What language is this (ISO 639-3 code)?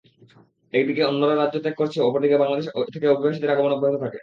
ben